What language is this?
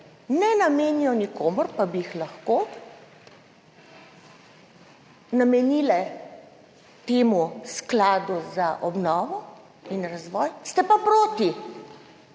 Slovenian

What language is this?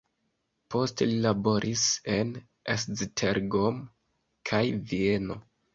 Esperanto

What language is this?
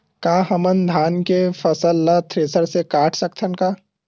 Chhattisgarhi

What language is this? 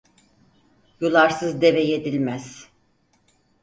Turkish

